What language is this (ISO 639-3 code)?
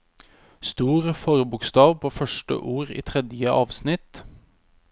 nor